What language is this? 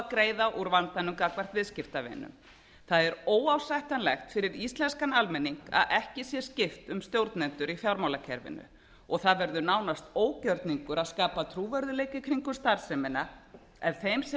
Icelandic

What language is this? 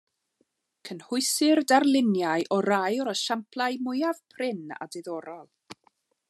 Welsh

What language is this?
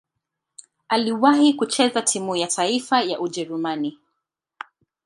Swahili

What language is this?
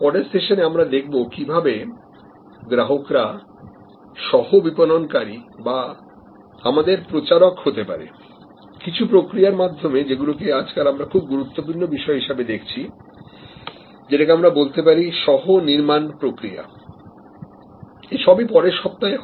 Bangla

